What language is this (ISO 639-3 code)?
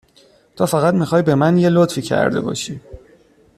fas